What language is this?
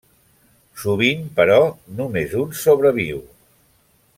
Catalan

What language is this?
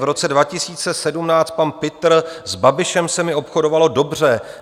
Czech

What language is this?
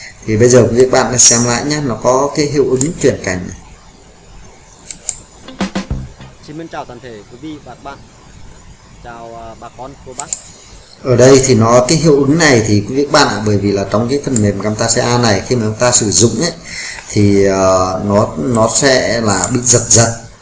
Vietnamese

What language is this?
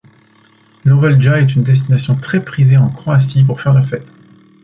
French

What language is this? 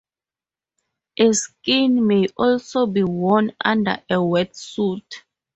English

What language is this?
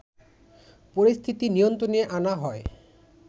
Bangla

